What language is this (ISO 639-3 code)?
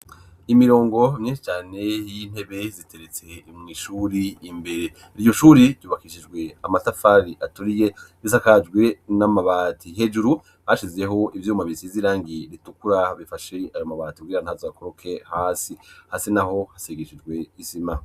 run